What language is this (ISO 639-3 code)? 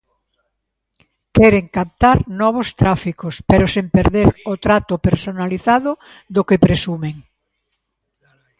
glg